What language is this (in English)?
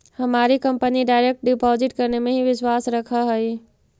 Magahi